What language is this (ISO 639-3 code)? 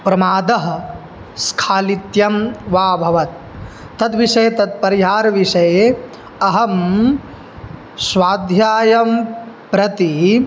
san